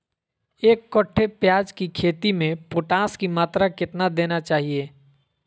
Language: Magahi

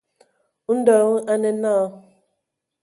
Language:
Ewondo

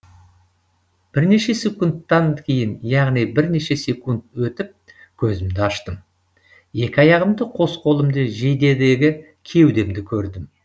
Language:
Kazakh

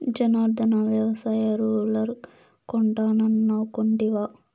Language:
Telugu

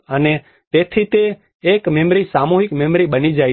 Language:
Gujarati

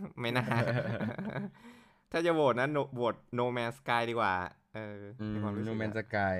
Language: Thai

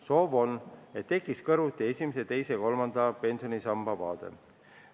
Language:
Estonian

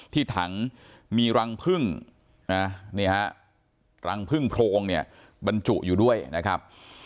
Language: Thai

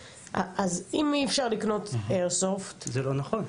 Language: Hebrew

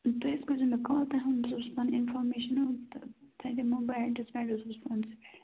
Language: Kashmiri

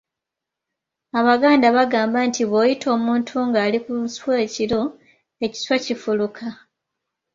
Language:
Ganda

